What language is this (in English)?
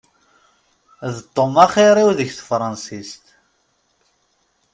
Kabyle